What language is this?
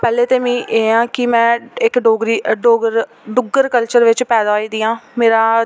Dogri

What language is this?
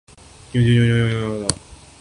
Urdu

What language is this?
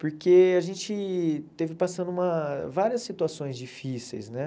Portuguese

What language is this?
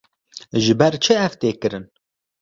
Kurdish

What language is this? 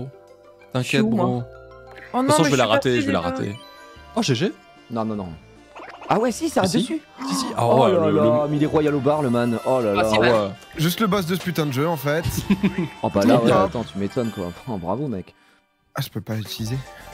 French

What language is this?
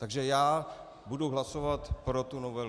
Czech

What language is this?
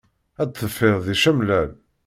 Kabyle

